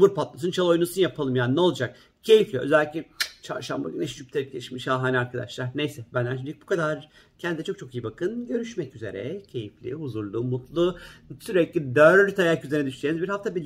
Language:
Turkish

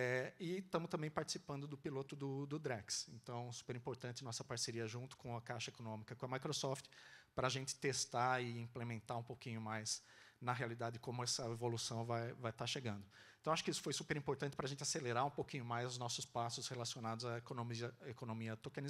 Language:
Portuguese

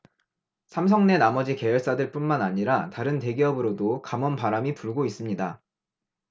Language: Korean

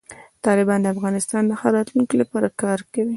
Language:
Pashto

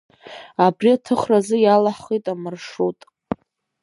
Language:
Abkhazian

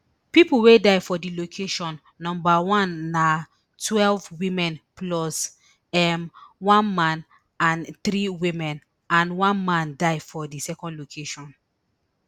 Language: Nigerian Pidgin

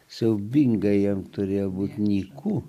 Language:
Lithuanian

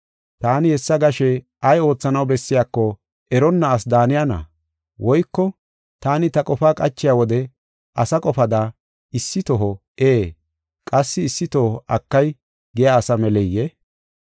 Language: Gofa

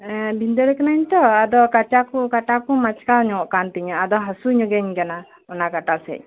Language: Santali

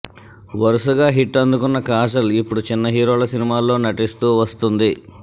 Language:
Telugu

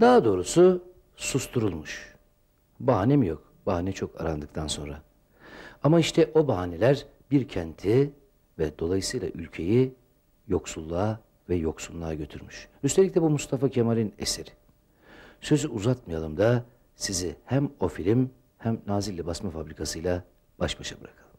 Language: Turkish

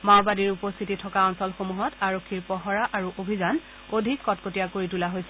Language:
Assamese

